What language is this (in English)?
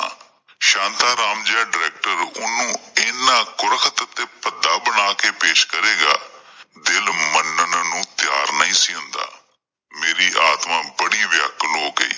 Punjabi